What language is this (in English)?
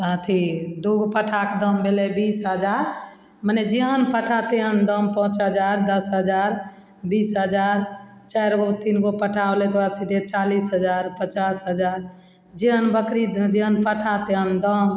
Maithili